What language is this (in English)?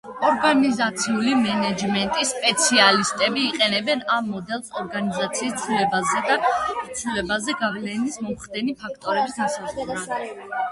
Georgian